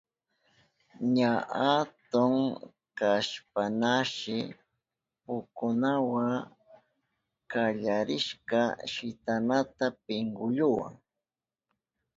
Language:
Southern Pastaza Quechua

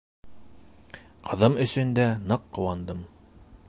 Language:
Bashkir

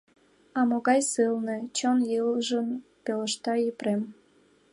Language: Mari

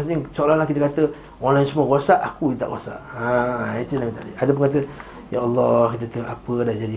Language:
Malay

